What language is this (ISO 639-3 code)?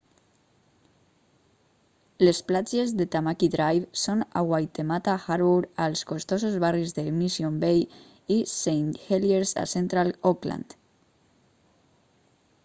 cat